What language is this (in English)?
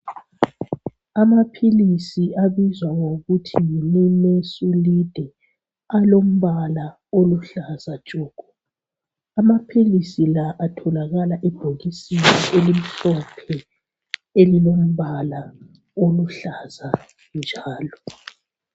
North Ndebele